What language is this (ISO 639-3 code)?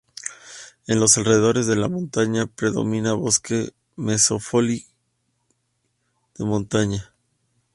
spa